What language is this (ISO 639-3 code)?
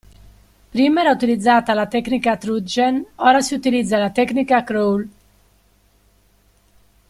ita